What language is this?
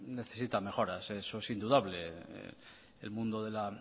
Spanish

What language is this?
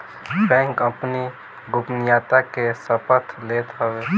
Bhojpuri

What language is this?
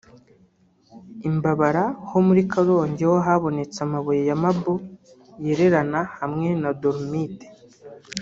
Kinyarwanda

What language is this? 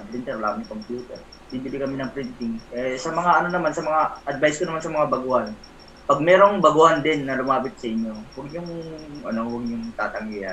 Filipino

